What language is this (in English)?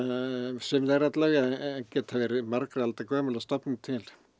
Icelandic